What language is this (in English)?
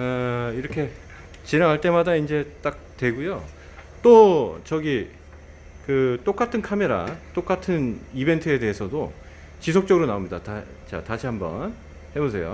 Korean